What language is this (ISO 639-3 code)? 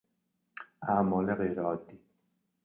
fas